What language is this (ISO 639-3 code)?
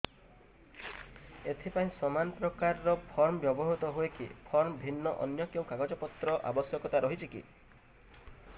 ori